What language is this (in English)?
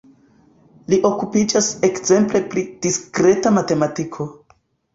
Esperanto